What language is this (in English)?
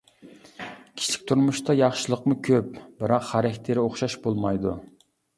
Uyghur